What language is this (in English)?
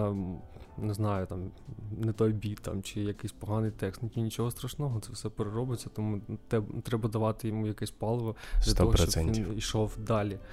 Ukrainian